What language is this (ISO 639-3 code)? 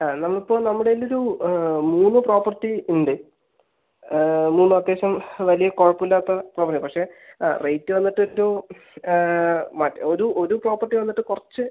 mal